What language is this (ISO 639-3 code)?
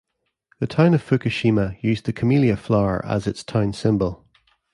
eng